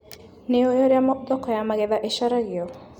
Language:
Kikuyu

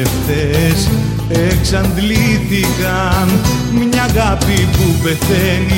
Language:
Greek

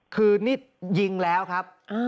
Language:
Thai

